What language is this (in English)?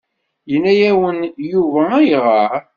Kabyle